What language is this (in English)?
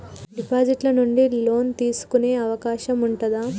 Telugu